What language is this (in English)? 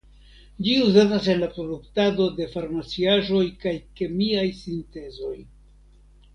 Esperanto